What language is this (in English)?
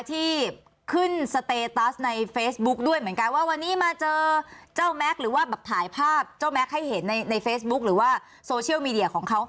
Thai